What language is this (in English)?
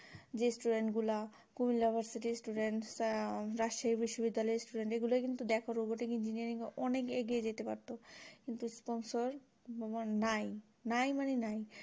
Bangla